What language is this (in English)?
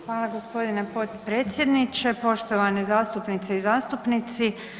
Croatian